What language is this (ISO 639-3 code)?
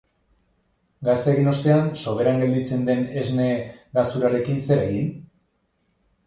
eus